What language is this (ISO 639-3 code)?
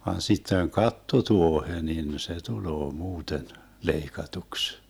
fin